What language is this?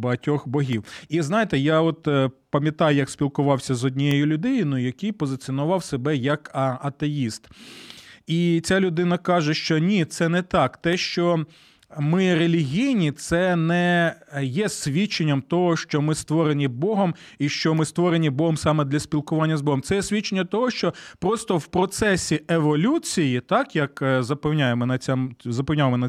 Ukrainian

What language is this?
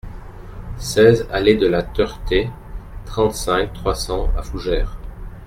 French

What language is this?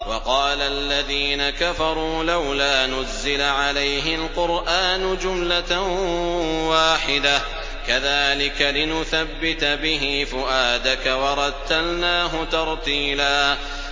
Arabic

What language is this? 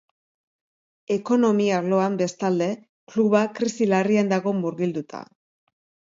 Basque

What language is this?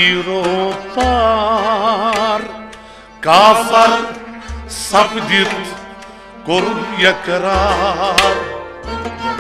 Romanian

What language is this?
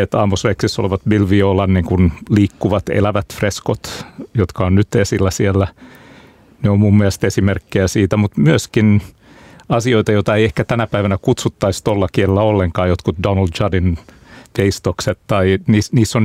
Finnish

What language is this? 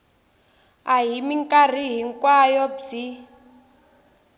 Tsonga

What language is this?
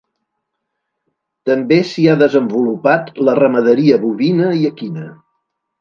Catalan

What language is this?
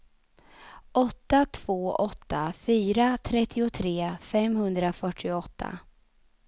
Swedish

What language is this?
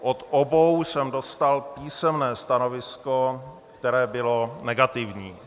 Czech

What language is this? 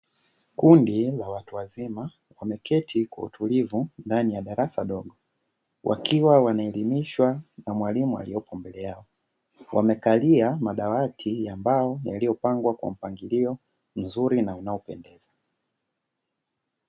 Swahili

